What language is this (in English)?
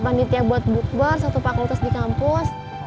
Indonesian